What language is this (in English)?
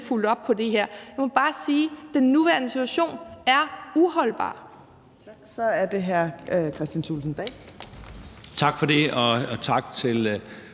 Danish